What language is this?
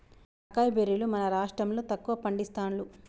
Telugu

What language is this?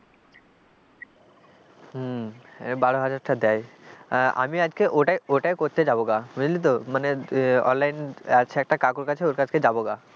Bangla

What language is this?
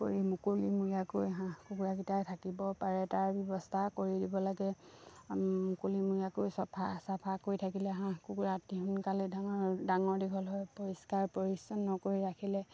Assamese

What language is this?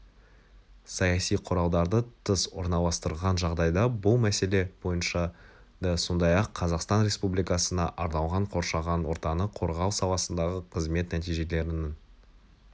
Kazakh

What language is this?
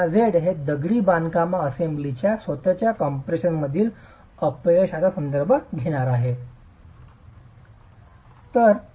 Marathi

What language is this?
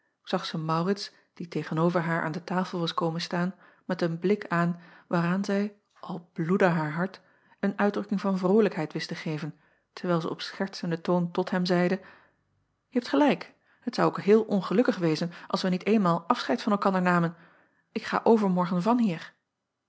Dutch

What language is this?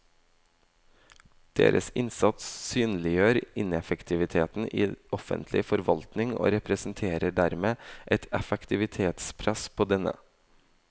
Norwegian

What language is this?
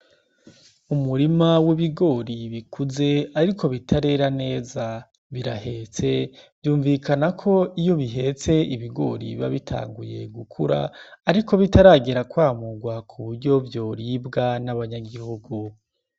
Rundi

